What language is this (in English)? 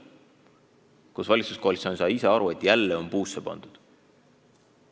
Estonian